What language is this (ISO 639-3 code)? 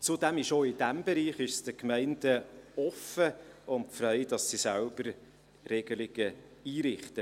gsw